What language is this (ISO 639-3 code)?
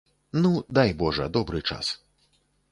bel